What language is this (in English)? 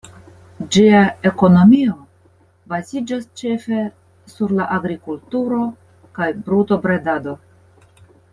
Esperanto